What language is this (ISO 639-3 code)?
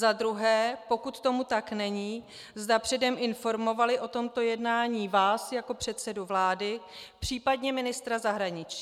ces